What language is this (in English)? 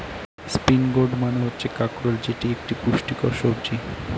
Bangla